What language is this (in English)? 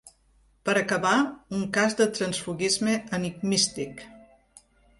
Catalan